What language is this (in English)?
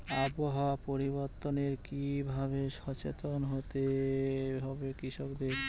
Bangla